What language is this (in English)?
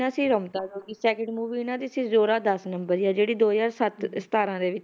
Punjabi